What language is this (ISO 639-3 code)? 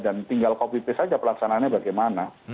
ind